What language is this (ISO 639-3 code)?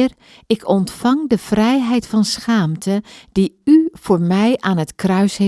nld